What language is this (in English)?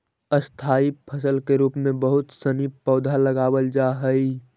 Magahi